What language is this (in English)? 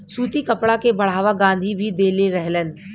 Bhojpuri